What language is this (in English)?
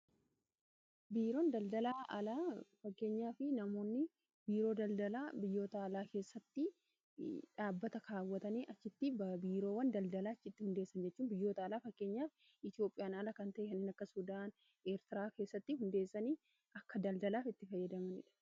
Oromo